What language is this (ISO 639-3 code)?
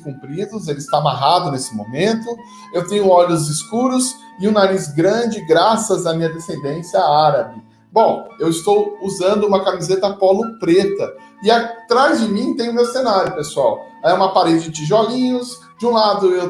por